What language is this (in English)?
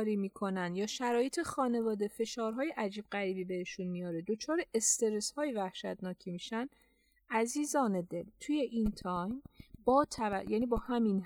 Persian